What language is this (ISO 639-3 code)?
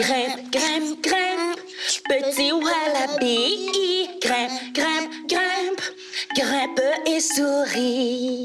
fra